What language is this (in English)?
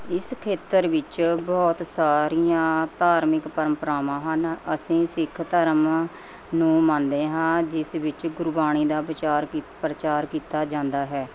Punjabi